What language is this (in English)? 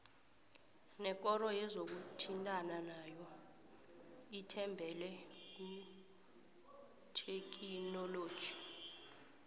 South Ndebele